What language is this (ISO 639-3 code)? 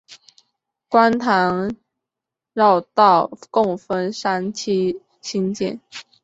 zho